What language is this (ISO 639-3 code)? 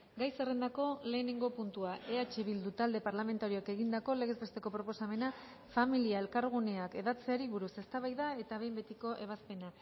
eus